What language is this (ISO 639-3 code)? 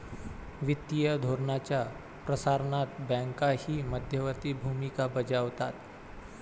mar